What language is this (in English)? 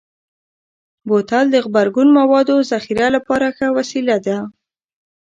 Pashto